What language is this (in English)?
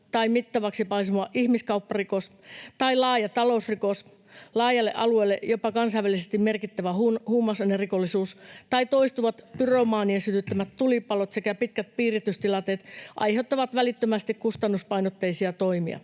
Finnish